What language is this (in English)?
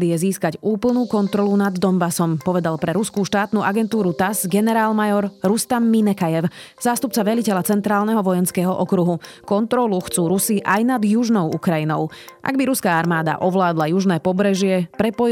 Slovak